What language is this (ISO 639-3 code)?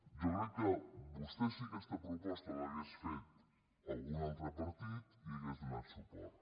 cat